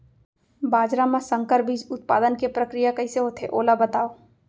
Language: Chhattisgarhi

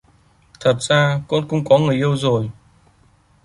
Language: Vietnamese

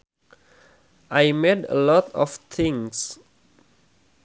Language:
Sundanese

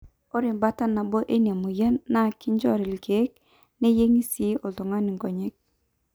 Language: Masai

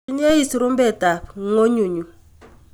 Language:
Kalenjin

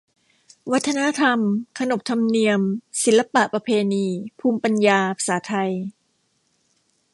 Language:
Thai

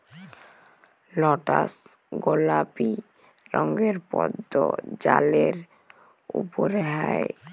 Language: Bangla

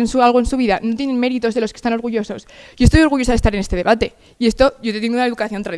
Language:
Spanish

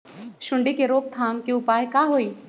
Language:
Magahi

